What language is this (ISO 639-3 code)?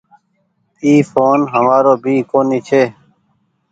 gig